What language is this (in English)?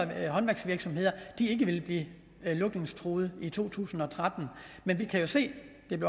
Danish